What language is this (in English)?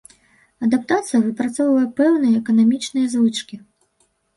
Belarusian